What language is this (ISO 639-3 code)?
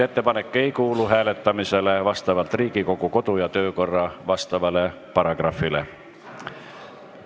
est